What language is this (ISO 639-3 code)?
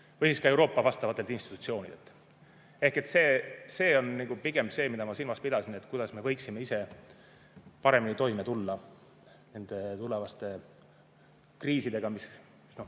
est